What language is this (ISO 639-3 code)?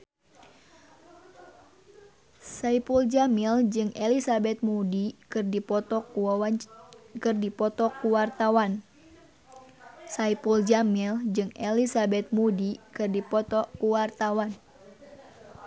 sun